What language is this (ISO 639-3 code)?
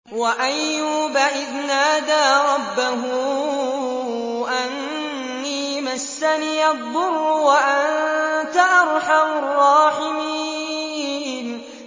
ara